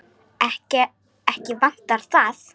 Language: Icelandic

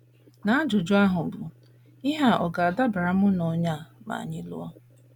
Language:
Igbo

